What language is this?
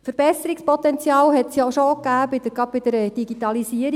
Swiss German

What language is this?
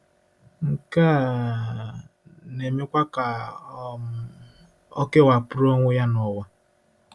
Igbo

